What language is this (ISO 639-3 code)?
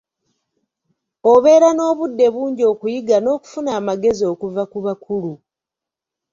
lug